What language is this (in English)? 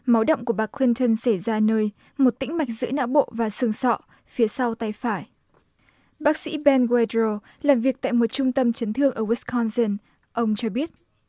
Vietnamese